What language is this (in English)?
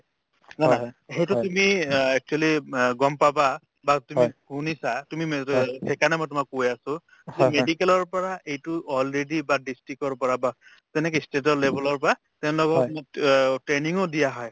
Assamese